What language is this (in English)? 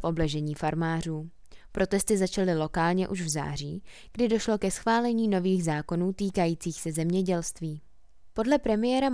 Czech